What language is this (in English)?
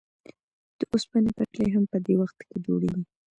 Pashto